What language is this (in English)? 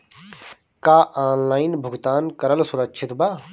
Bhojpuri